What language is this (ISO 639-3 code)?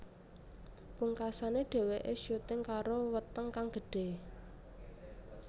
jav